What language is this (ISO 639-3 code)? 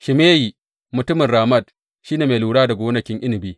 hau